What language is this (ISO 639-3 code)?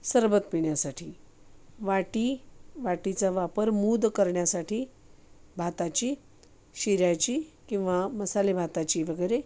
mar